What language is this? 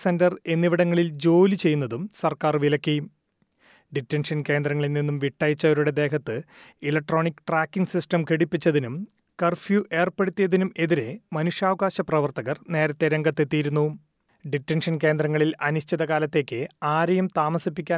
Malayalam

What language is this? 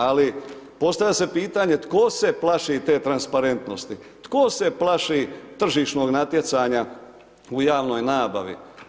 Croatian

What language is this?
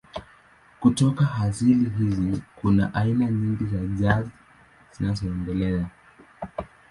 Swahili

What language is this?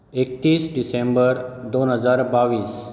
Konkani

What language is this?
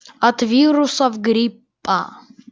Russian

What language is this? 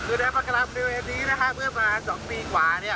Thai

